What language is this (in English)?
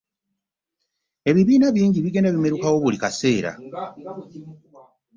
Ganda